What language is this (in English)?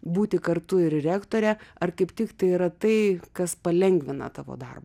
Lithuanian